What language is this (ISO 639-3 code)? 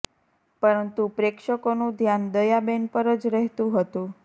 guj